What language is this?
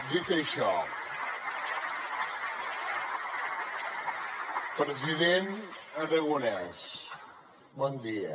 Catalan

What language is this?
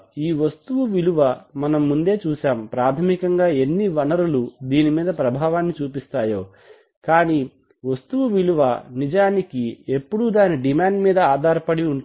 Telugu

